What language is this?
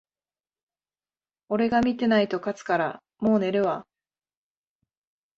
Japanese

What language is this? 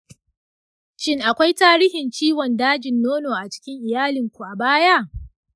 Hausa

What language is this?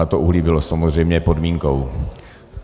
Czech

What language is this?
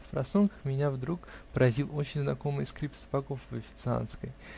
Russian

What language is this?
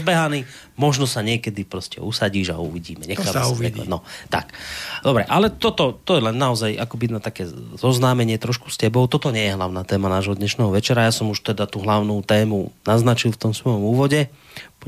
Slovak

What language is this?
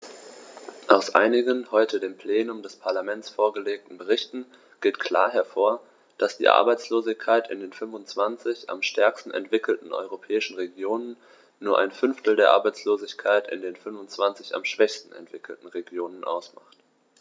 German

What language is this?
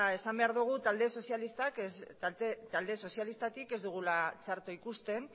Basque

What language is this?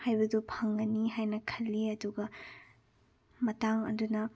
Manipuri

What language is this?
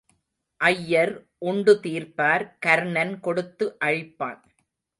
Tamil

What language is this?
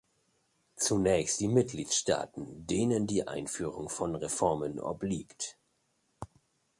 German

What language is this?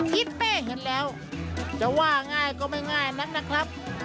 Thai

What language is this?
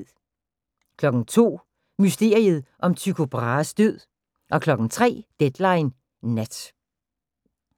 Danish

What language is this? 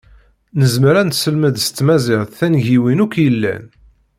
Kabyle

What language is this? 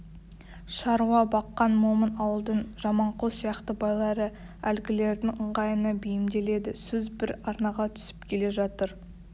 Kazakh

